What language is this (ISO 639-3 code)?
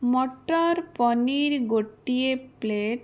ori